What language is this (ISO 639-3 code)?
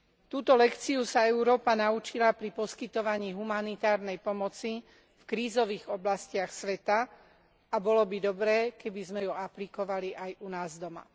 slk